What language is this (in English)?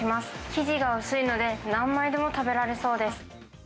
Japanese